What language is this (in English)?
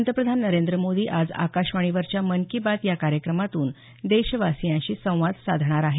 Marathi